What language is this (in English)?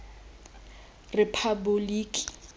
Tswana